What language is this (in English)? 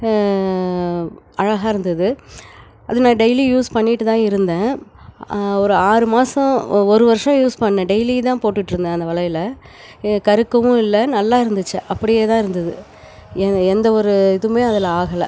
Tamil